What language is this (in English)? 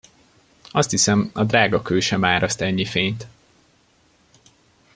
Hungarian